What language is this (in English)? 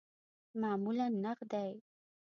Pashto